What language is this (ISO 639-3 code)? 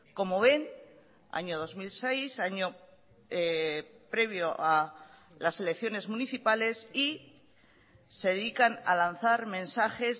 spa